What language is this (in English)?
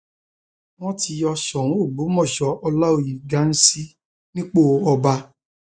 Yoruba